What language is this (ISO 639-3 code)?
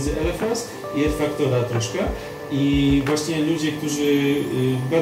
pol